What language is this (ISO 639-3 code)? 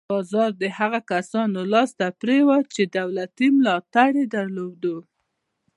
pus